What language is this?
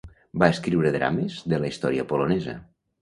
Catalan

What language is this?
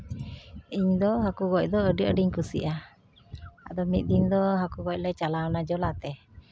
Santali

